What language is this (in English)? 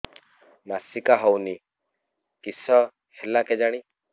Odia